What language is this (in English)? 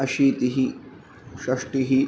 Sanskrit